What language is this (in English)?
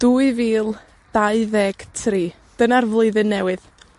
Welsh